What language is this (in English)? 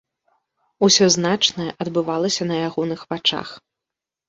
Belarusian